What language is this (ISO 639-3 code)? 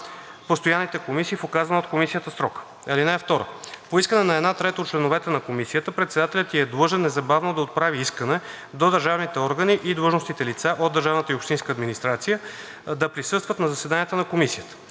bul